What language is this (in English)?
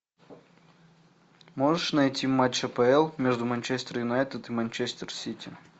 Russian